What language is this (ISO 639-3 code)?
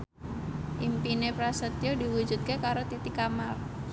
jav